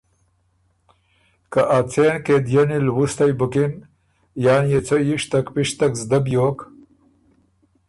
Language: Ormuri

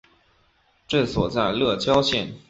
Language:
Chinese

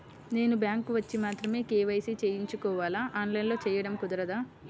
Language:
Telugu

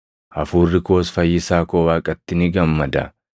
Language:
Oromo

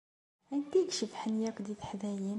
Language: Kabyle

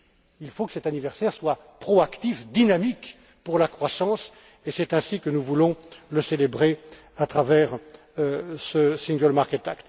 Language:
French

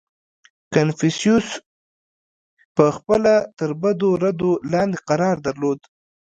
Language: Pashto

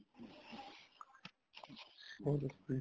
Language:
Punjabi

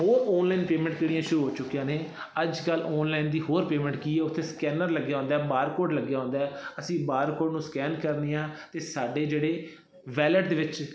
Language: Punjabi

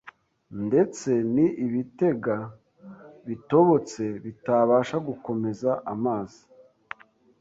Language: Kinyarwanda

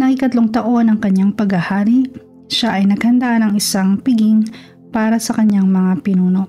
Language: Filipino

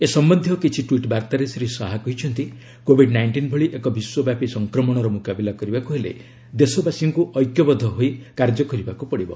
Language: Odia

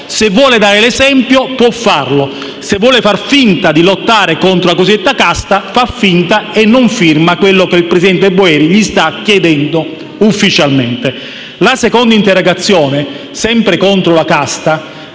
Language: Italian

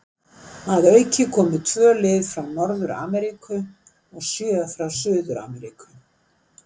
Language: Icelandic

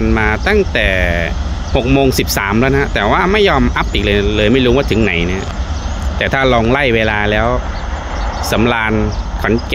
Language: Thai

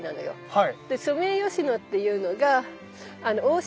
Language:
Japanese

